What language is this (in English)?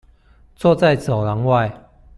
Chinese